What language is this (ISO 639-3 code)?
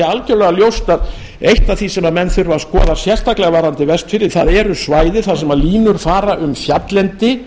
isl